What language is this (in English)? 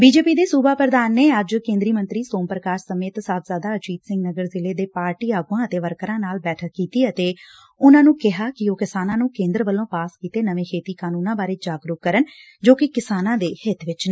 Punjabi